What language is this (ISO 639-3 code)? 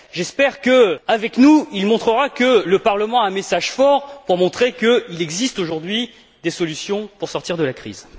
fra